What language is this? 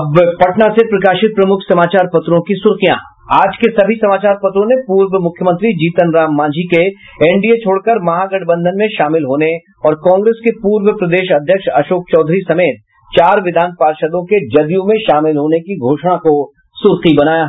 Hindi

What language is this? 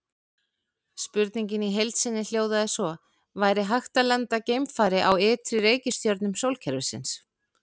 Icelandic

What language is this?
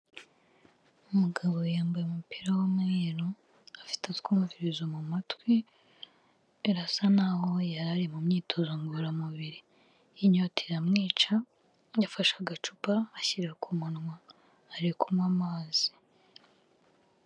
Kinyarwanda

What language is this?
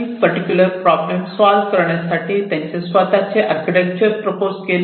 Marathi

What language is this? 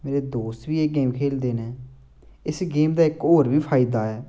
Dogri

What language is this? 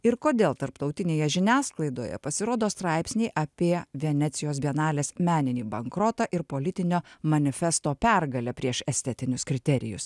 Lithuanian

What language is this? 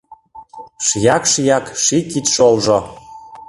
Mari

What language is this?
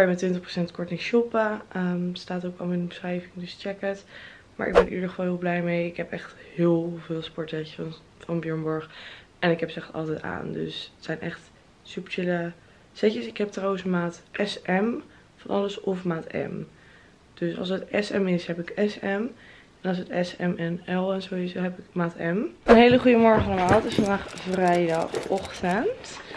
Dutch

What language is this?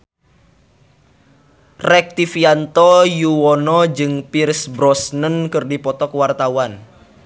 Sundanese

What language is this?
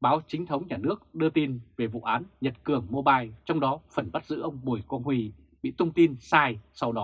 Vietnamese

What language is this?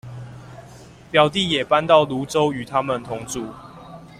Chinese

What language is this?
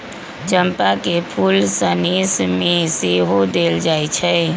Magahi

